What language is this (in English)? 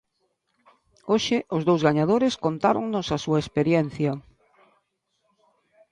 Galician